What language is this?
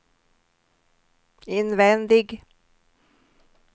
Swedish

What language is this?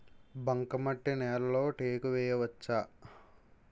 Telugu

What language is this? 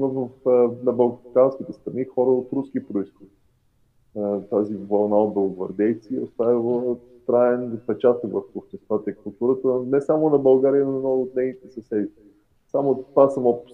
Bulgarian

